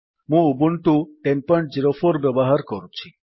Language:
Odia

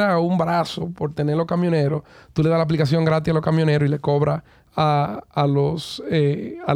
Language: Spanish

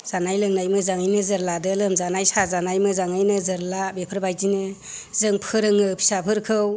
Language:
Bodo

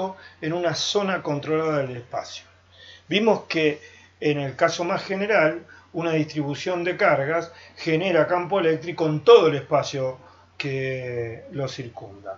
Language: Spanish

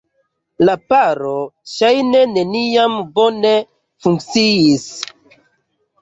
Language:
Esperanto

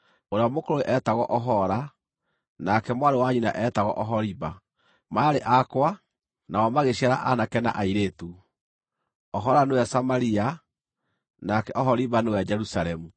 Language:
Kikuyu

